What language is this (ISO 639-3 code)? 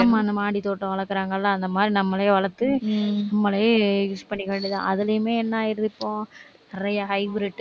tam